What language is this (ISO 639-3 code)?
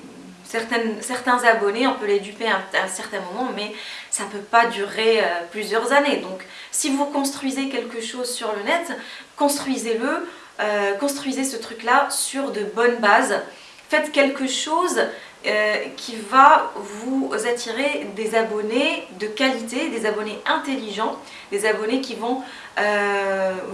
fra